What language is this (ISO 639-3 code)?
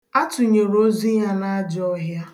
ibo